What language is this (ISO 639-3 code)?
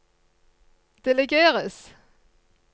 nor